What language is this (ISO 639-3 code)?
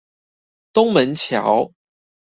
zho